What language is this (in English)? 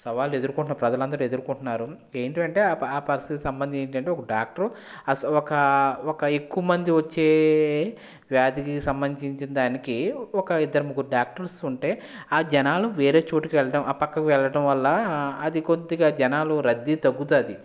Telugu